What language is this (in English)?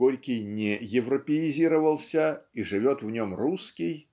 Russian